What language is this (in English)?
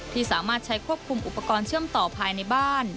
Thai